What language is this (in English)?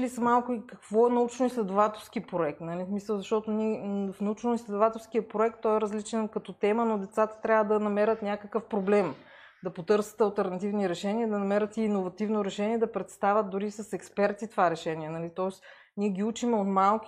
Bulgarian